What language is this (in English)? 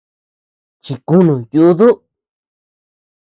Tepeuxila Cuicatec